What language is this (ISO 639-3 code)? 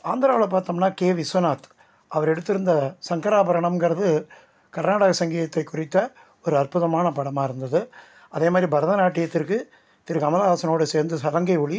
tam